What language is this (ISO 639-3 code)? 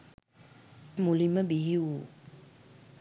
sin